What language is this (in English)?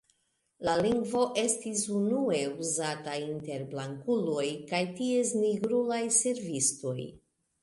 Esperanto